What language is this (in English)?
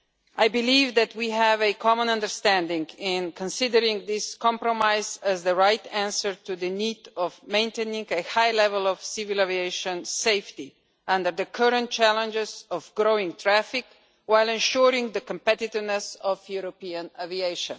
English